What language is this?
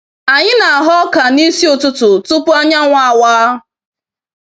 Igbo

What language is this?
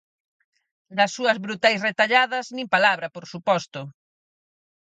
Galician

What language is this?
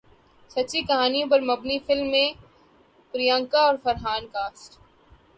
Urdu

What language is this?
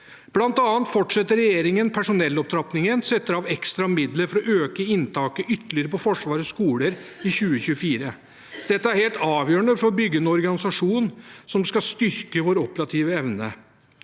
Norwegian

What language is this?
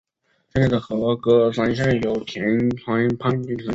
Chinese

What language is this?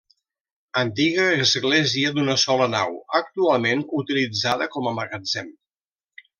Catalan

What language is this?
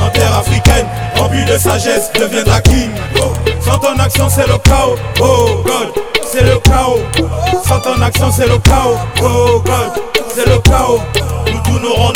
French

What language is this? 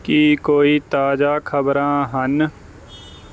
Punjabi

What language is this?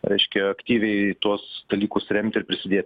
Lithuanian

